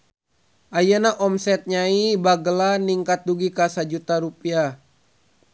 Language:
Sundanese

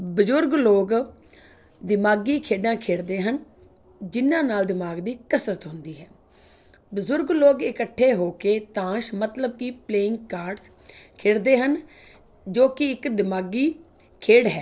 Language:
Punjabi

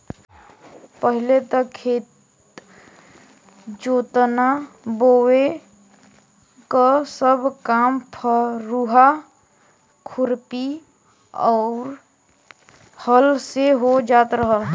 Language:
Bhojpuri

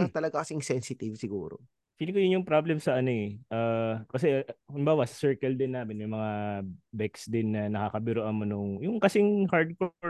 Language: Filipino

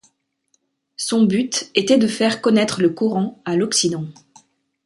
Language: French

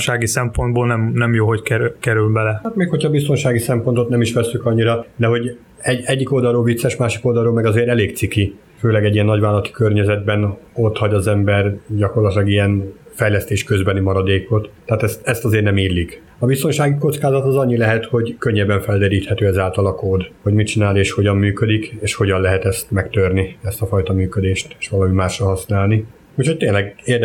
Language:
Hungarian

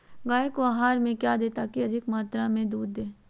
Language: Magahi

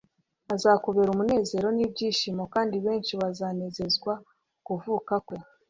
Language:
Kinyarwanda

